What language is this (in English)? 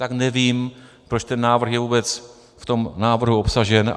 Czech